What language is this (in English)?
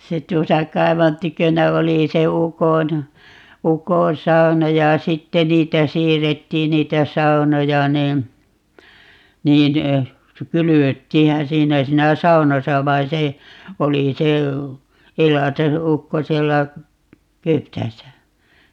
Finnish